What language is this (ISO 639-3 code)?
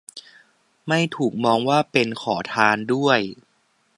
tha